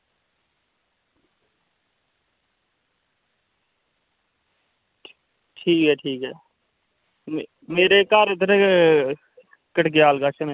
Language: Dogri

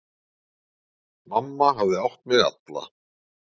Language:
Icelandic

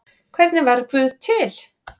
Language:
Icelandic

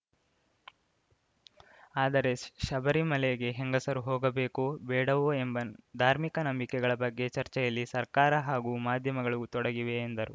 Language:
Kannada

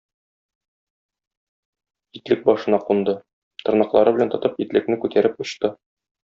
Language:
Tatar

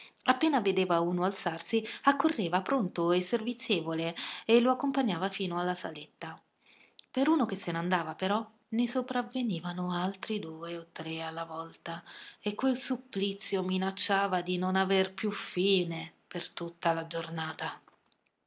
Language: Italian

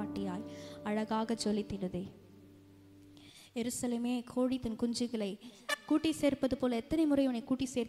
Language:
Romanian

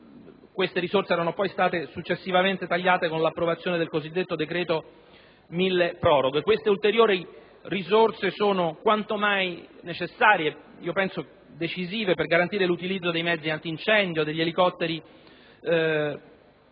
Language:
Italian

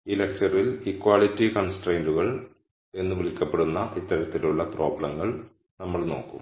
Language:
Malayalam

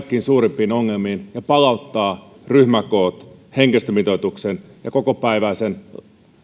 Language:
Finnish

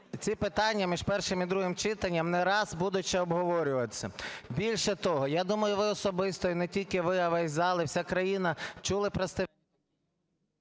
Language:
Ukrainian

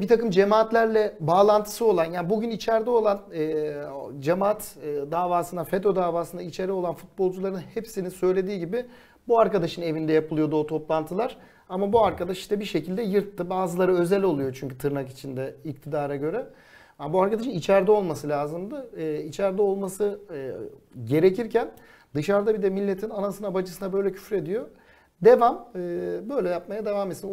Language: Turkish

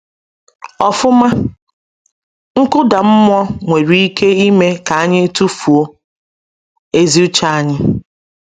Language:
Igbo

